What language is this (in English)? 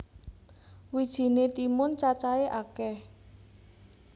Javanese